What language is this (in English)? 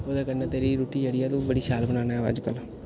Dogri